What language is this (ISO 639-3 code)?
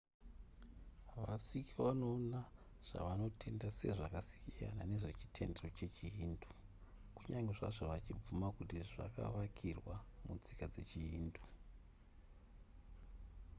sna